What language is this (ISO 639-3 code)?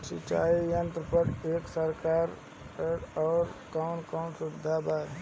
bho